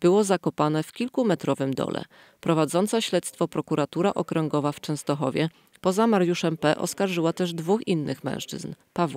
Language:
Polish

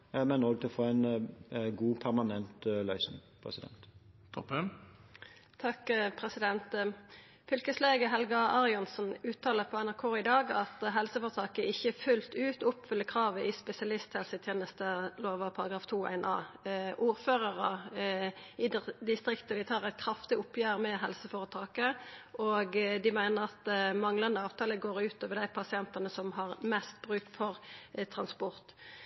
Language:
Norwegian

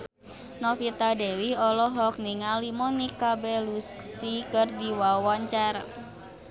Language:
Sundanese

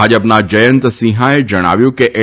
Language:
Gujarati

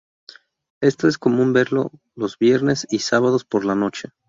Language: Spanish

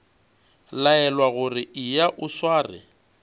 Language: Northern Sotho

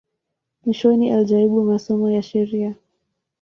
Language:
Swahili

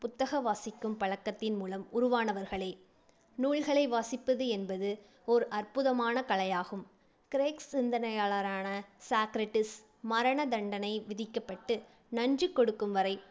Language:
Tamil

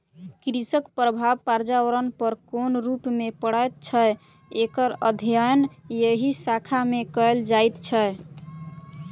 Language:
Maithili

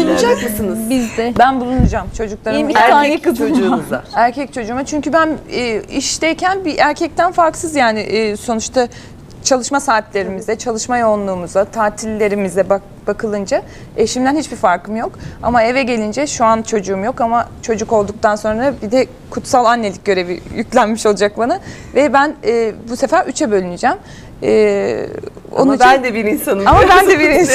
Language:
Turkish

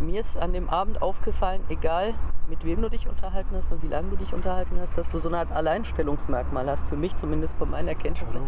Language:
German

